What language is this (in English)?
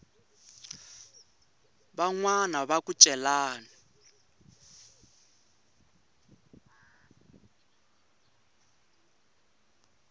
Tsonga